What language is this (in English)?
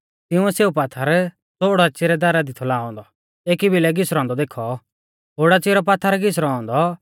Mahasu Pahari